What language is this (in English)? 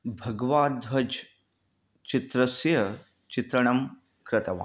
Sanskrit